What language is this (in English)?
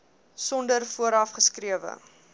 Afrikaans